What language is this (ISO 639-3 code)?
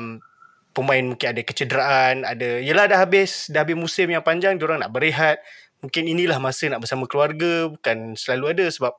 msa